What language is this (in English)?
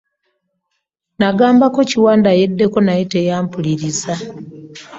Ganda